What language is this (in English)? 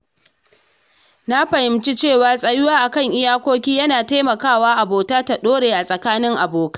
Hausa